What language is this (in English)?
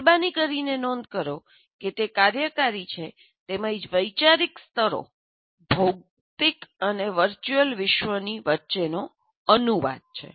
Gujarati